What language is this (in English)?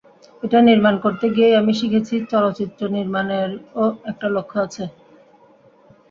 Bangla